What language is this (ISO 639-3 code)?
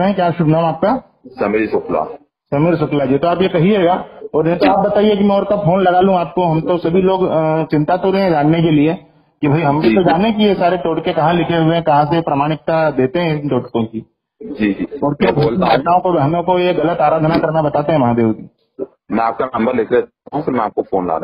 hin